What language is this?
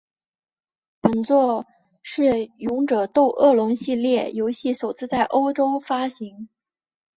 Chinese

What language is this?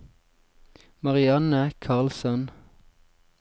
Norwegian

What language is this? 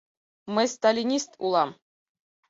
Mari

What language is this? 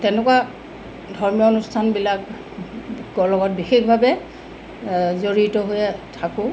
Assamese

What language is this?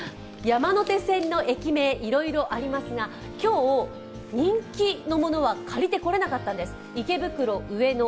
Japanese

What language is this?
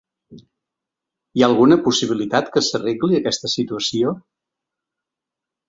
Catalan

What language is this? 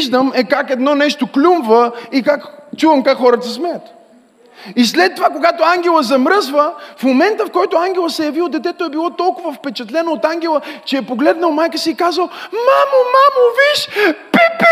Bulgarian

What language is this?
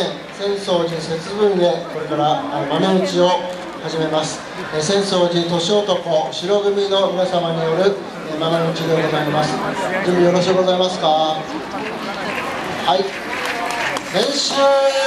Japanese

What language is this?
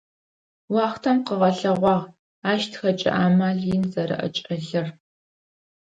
Adyghe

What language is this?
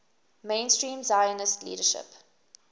English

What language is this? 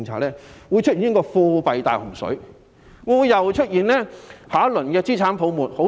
Cantonese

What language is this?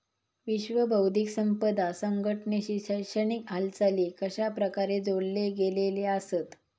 Marathi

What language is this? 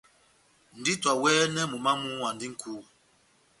Batanga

